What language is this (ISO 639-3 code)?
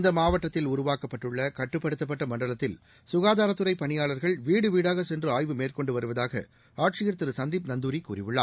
tam